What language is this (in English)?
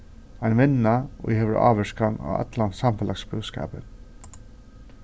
Faroese